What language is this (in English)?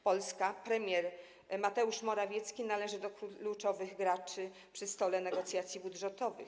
Polish